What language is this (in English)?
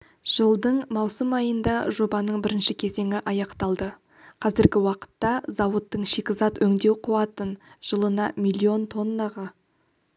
Kazakh